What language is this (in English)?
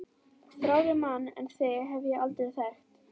Icelandic